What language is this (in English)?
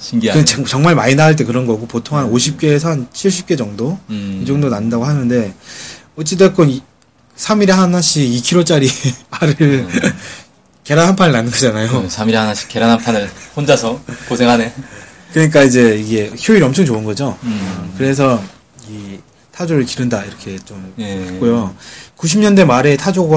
Korean